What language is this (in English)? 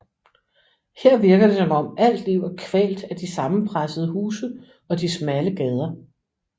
Danish